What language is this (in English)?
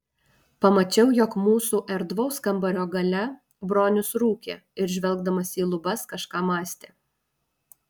Lithuanian